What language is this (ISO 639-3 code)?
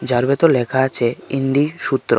ben